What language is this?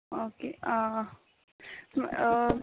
Konkani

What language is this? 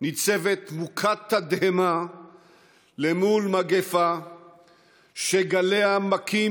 Hebrew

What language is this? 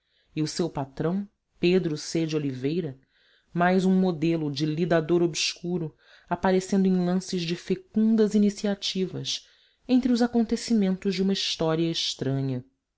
Portuguese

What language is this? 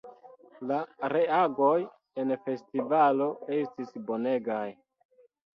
Esperanto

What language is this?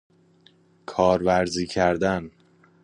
Persian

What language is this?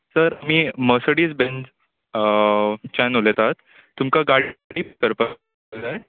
Konkani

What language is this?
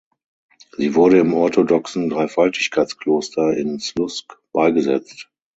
German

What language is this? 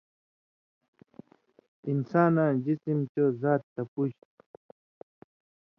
Indus Kohistani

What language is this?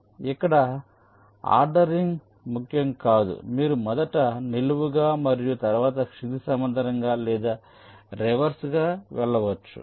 Telugu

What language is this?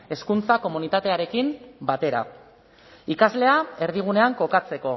Basque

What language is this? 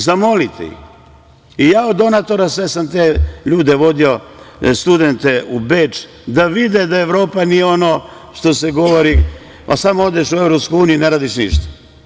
Serbian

